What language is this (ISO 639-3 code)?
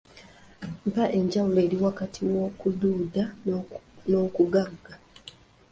lug